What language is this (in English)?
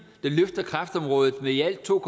Danish